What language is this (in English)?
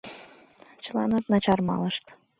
Mari